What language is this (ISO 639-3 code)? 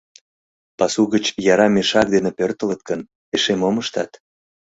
chm